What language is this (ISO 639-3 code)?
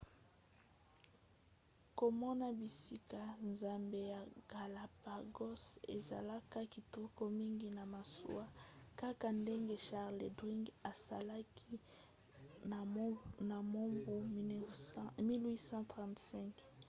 lin